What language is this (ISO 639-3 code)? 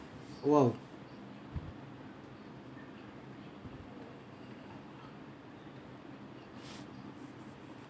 eng